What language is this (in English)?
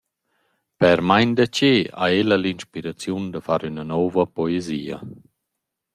Romansh